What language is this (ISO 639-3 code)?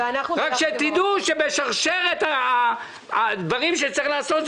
heb